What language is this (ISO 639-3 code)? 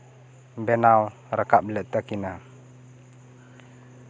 sat